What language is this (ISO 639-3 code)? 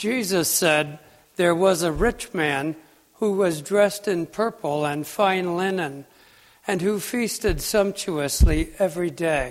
eng